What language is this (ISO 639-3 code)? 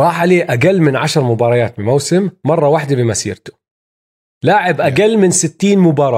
ara